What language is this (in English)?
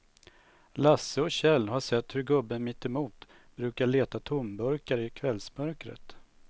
Swedish